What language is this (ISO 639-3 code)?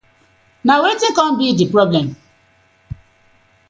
pcm